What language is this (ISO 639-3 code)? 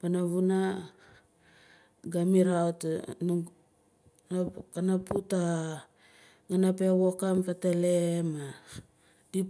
nal